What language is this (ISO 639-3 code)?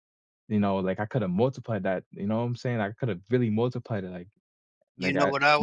eng